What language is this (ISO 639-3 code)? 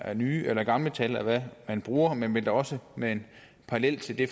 dan